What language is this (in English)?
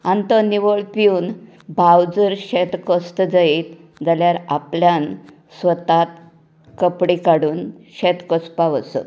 Konkani